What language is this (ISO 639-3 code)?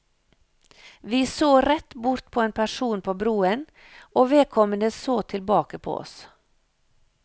nor